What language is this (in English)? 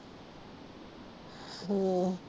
Punjabi